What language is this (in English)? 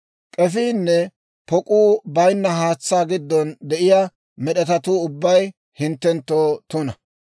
Dawro